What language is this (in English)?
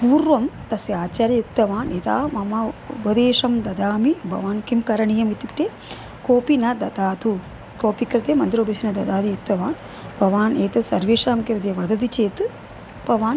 Sanskrit